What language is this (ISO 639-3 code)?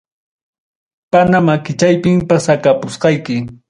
quy